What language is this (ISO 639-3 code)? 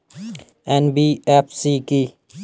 ben